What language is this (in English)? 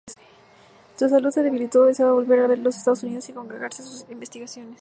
Spanish